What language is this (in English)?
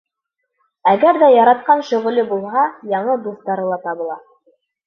Bashkir